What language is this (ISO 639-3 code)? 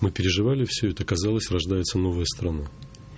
rus